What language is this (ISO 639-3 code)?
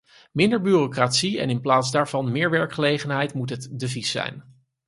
nld